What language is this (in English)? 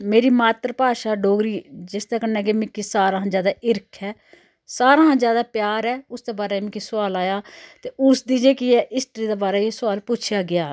Dogri